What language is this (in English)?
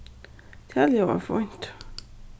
Faroese